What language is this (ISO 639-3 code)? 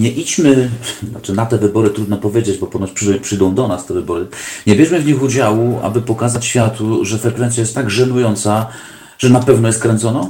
pol